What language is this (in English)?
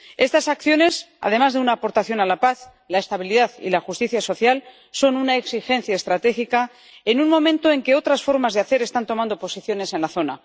Spanish